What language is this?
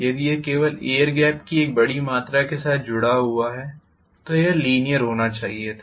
Hindi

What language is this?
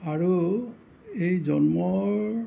Assamese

